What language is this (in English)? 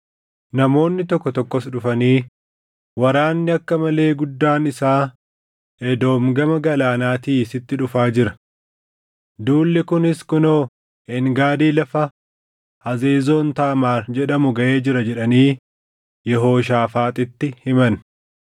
Oromo